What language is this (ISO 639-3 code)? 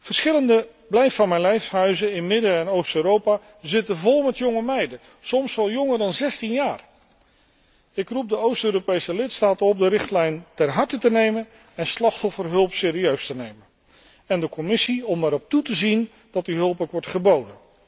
nld